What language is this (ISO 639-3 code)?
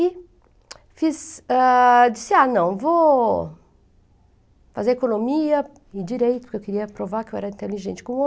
por